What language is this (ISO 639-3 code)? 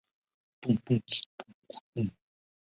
zho